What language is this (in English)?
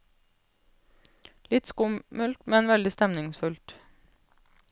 Norwegian